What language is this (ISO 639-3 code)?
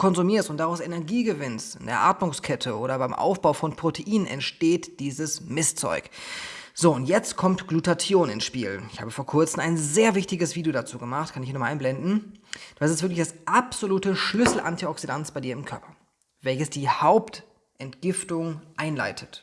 deu